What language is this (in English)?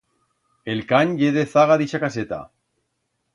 Aragonese